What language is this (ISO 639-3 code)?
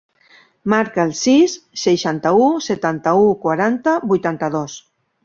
cat